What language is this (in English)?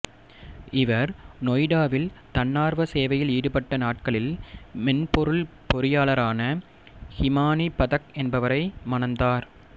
Tamil